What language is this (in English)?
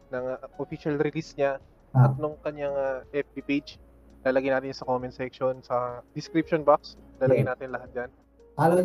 Filipino